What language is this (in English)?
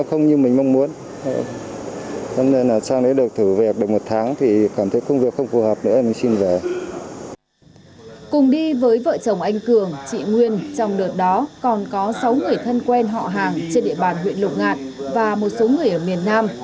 Vietnamese